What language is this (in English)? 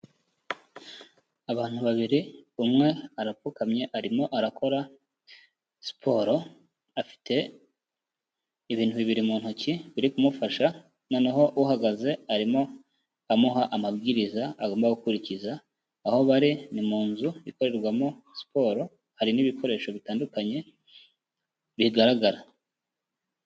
Kinyarwanda